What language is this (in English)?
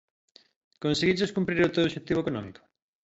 Galician